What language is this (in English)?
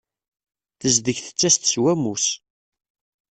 Kabyle